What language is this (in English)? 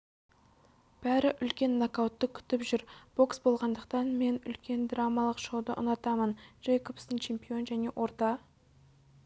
Kazakh